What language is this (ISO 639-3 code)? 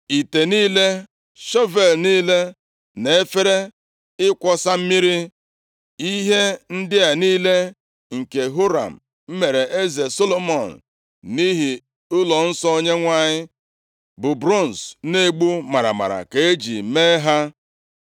ibo